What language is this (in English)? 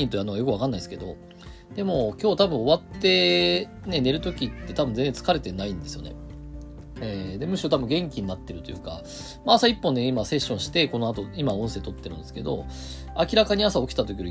Japanese